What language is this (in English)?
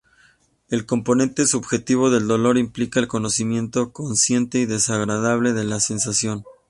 Spanish